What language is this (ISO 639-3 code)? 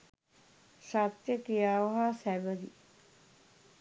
sin